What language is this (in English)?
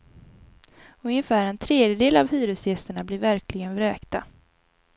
Swedish